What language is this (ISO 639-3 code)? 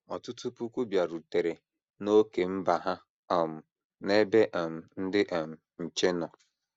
ibo